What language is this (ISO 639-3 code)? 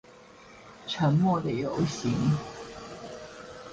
zho